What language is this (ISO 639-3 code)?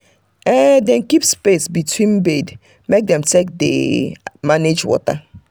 pcm